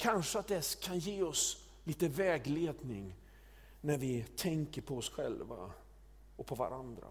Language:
Swedish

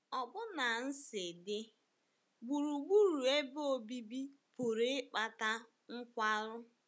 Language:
Igbo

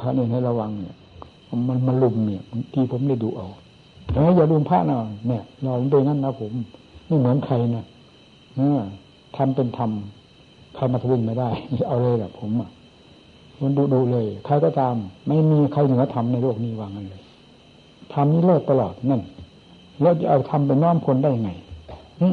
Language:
Thai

